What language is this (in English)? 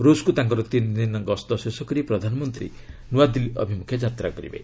Odia